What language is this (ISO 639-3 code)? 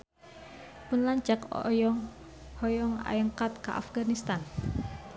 sun